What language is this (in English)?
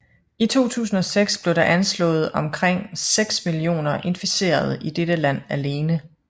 Danish